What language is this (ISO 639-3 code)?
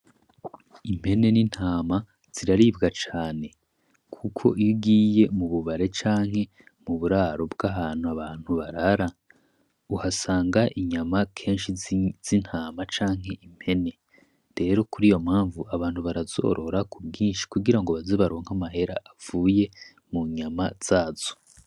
run